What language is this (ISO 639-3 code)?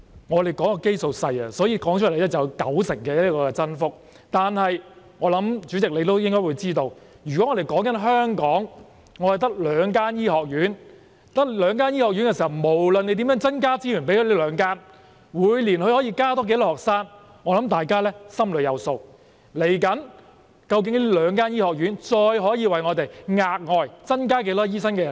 yue